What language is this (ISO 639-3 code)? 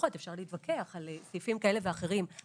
heb